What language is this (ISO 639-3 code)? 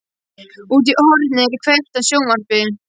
isl